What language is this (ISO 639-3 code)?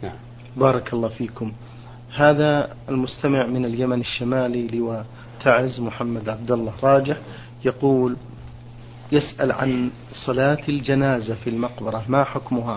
ara